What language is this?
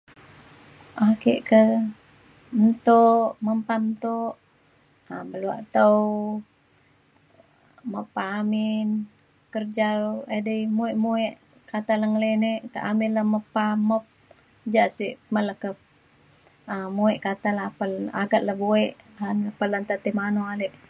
Mainstream Kenyah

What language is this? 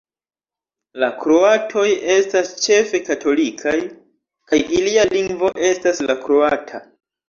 Esperanto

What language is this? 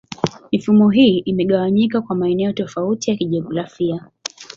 Swahili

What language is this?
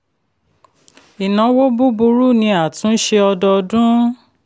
Yoruba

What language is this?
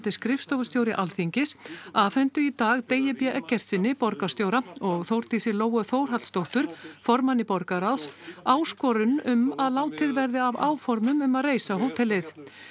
Icelandic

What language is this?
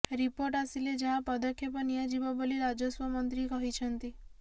Odia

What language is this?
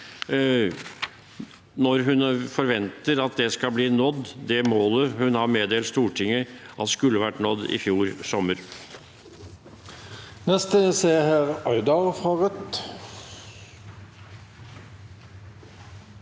Norwegian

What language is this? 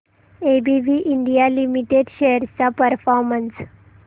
Marathi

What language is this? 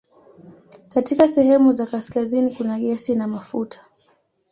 Swahili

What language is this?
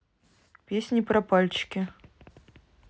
Russian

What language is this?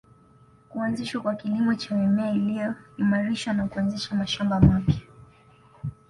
Swahili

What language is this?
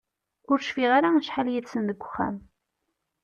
Kabyle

